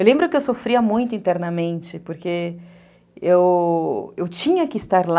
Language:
Portuguese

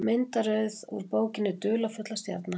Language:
Icelandic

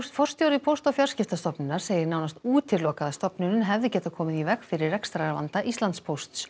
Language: Icelandic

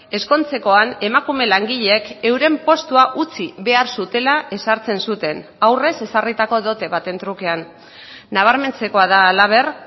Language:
Basque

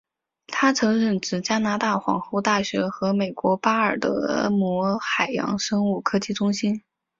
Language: Chinese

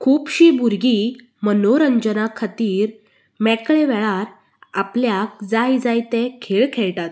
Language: Konkani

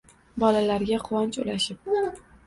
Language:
Uzbek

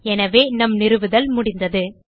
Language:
Tamil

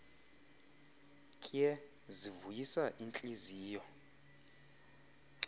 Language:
Xhosa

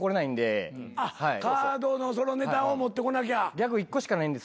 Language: Japanese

